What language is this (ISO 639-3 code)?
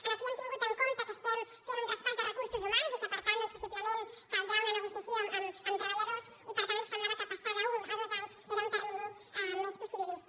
cat